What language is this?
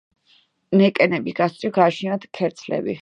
Georgian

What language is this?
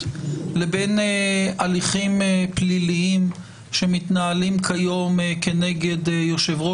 Hebrew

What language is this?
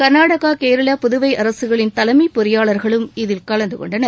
Tamil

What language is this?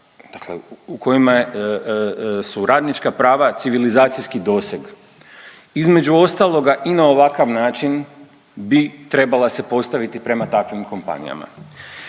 Croatian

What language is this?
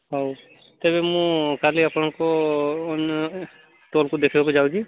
Odia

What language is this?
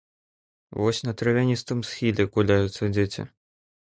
Belarusian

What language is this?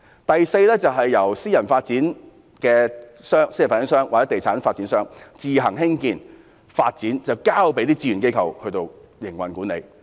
Cantonese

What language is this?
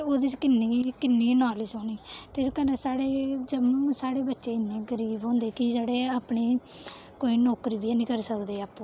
Dogri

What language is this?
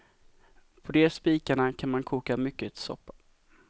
Swedish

